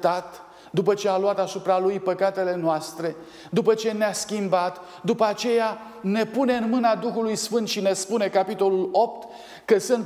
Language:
Romanian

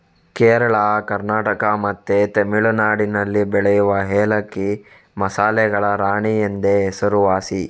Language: Kannada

